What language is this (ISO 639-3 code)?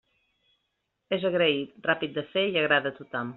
cat